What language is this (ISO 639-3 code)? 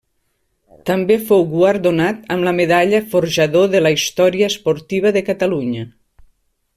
cat